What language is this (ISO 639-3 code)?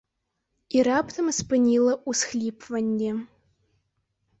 bel